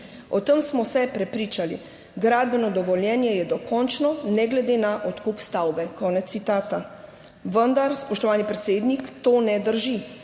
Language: Slovenian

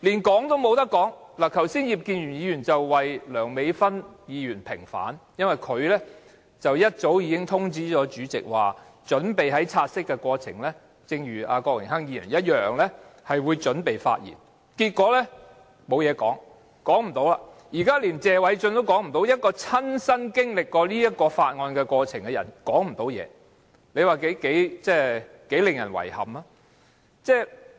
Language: Cantonese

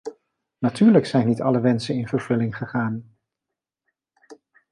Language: Dutch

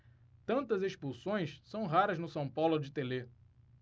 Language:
Portuguese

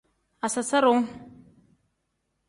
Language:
Tem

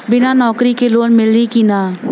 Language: Bhojpuri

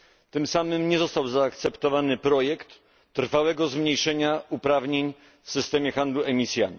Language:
Polish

